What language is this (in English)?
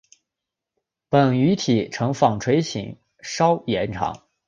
Chinese